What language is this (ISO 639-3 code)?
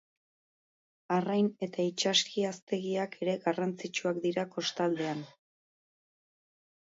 eus